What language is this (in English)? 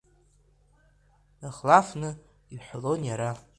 Abkhazian